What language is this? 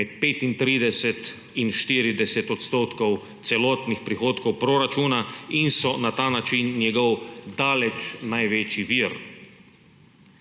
Slovenian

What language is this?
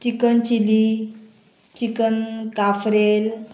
Konkani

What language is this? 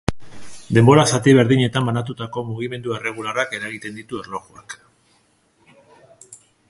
Basque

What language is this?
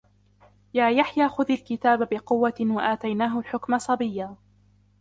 Arabic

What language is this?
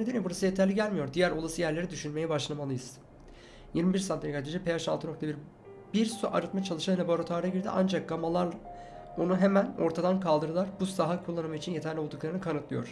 Turkish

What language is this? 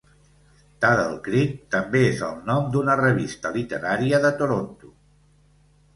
Catalan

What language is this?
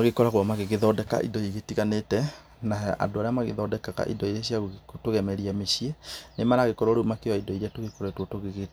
Kikuyu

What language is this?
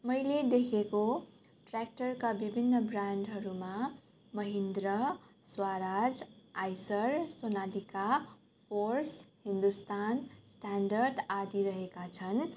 Nepali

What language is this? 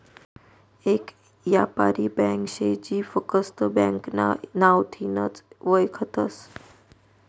Marathi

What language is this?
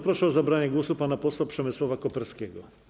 Polish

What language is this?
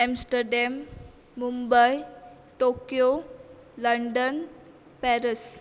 Konkani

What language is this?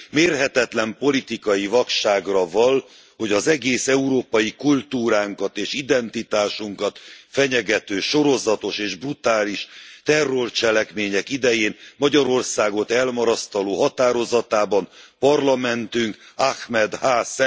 Hungarian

